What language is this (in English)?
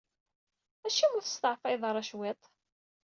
Kabyle